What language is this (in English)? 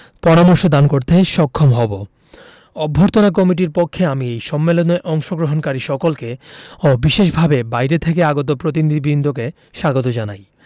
Bangla